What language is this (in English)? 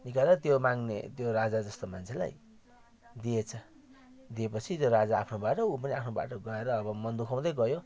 Nepali